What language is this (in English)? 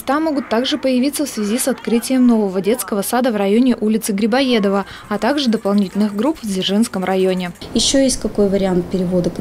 Russian